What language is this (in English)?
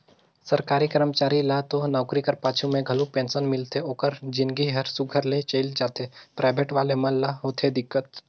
Chhattisgarhi